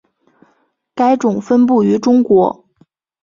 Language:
Chinese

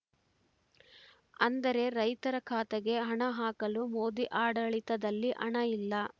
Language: Kannada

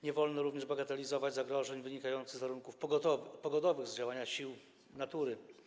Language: Polish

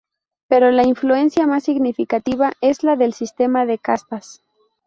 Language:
Spanish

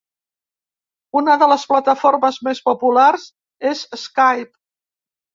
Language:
Catalan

